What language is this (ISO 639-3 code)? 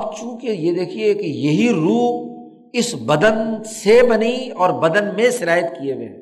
urd